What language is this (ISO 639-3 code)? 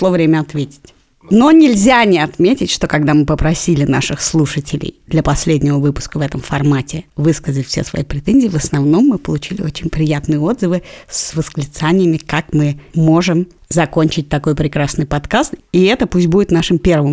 rus